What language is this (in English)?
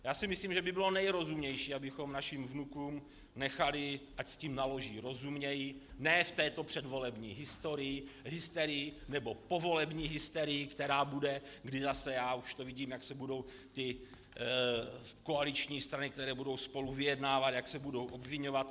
Czech